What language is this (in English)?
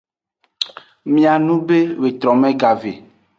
Aja (Benin)